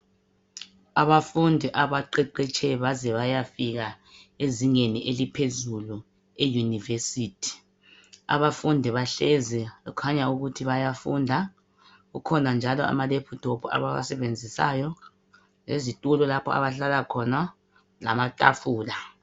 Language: North Ndebele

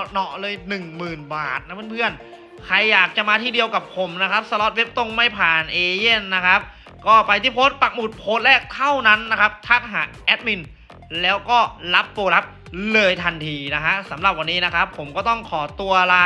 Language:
Thai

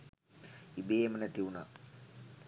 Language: Sinhala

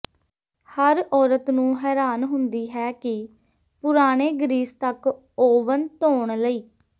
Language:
Punjabi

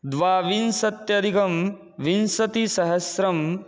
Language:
Sanskrit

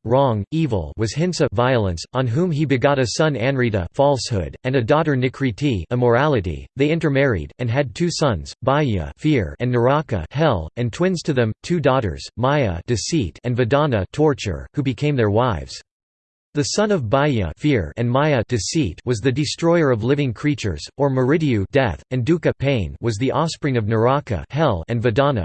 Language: English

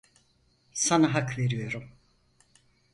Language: Turkish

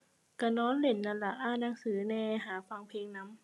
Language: Thai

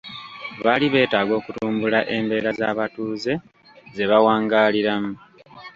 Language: Ganda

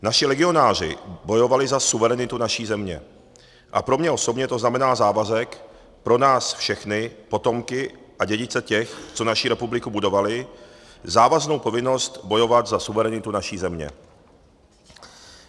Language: Czech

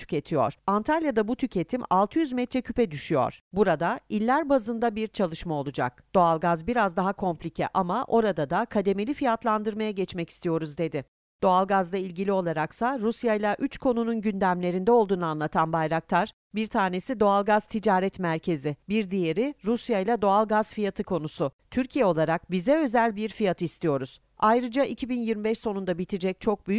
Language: Turkish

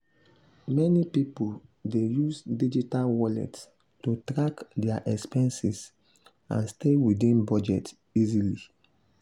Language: Nigerian Pidgin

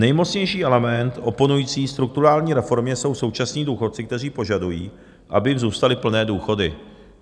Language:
Czech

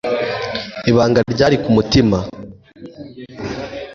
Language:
Kinyarwanda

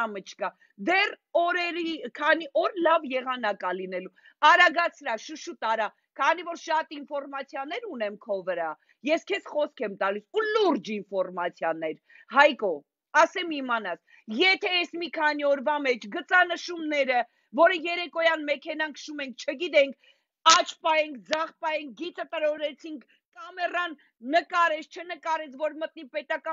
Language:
Romanian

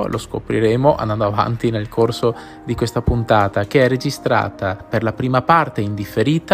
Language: Italian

